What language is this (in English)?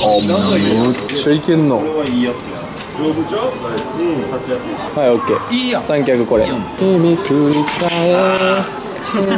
Japanese